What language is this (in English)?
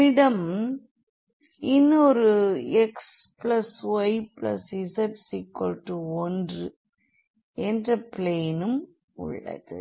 Tamil